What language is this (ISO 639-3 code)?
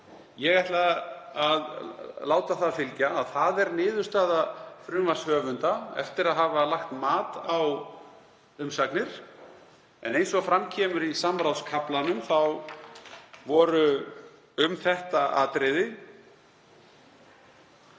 isl